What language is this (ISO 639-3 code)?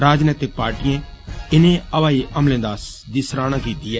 doi